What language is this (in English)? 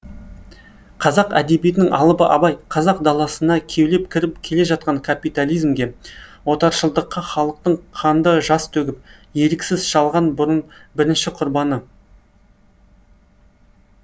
Kazakh